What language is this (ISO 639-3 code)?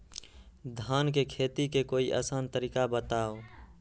mag